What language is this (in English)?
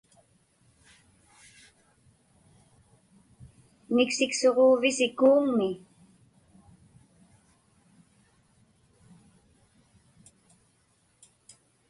Inupiaq